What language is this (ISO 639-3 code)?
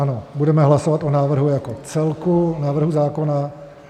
ces